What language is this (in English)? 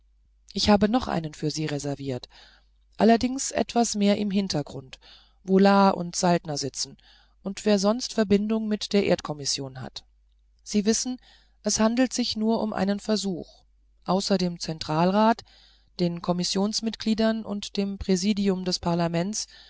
German